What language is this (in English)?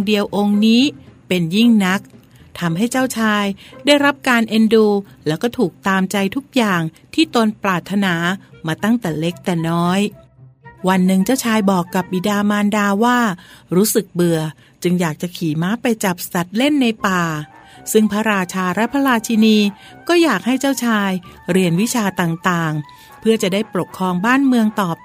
Thai